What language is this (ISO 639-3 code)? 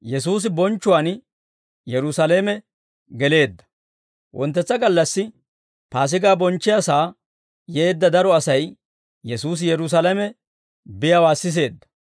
dwr